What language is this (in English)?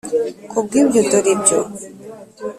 Kinyarwanda